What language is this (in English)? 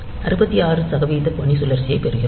Tamil